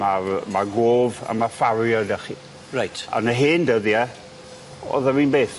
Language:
Welsh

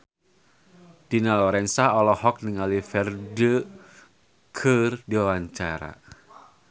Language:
Sundanese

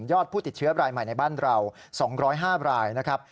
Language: Thai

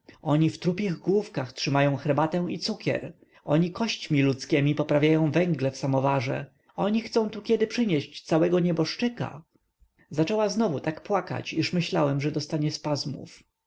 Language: Polish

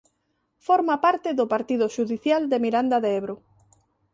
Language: Galician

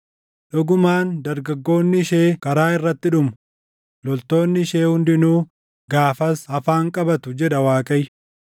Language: Oromo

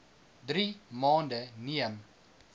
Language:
Afrikaans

